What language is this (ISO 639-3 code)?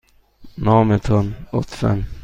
fas